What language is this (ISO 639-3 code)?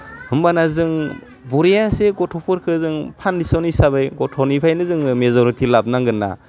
brx